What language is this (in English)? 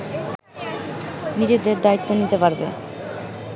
Bangla